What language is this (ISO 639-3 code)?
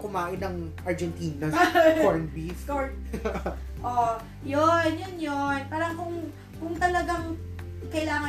fil